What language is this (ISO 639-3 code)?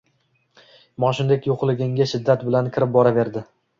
uzb